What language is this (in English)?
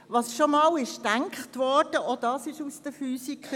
Swiss German